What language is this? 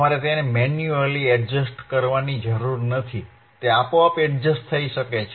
Gujarati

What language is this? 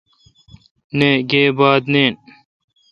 Kalkoti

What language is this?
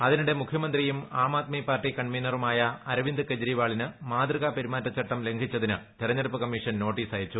Malayalam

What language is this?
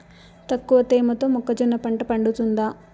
Telugu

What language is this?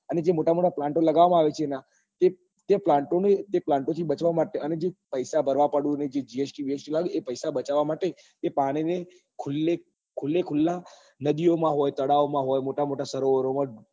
Gujarati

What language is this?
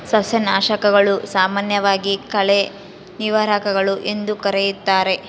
Kannada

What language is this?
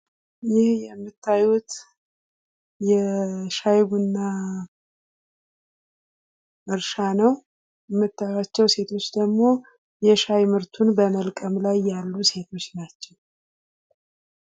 Amharic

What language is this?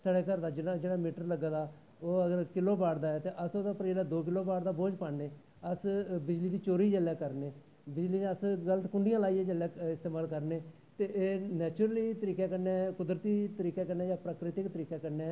Dogri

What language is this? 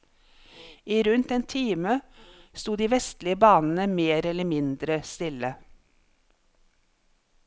Norwegian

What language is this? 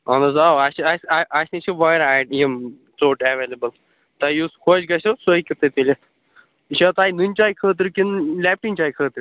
Kashmiri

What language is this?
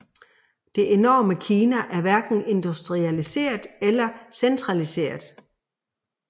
Danish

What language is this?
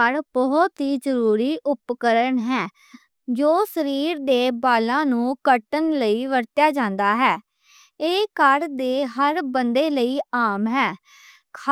Western Panjabi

